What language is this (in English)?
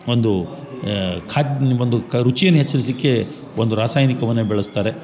Kannada